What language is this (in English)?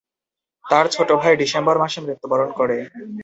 Bangla